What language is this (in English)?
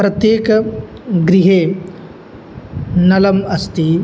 Sanskrit